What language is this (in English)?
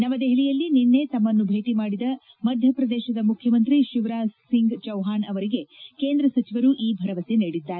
Kannada